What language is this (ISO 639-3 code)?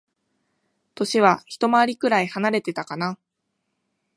jpn